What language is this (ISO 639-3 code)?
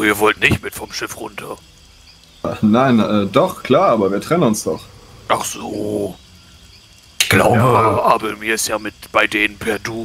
deu